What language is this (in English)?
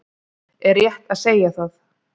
Icelandic